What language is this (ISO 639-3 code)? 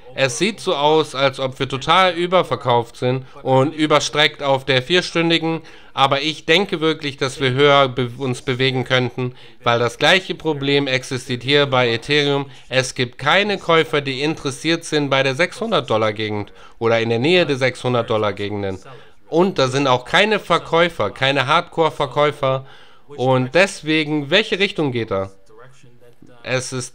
deu